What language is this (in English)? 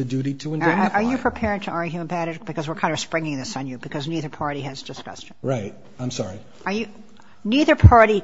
English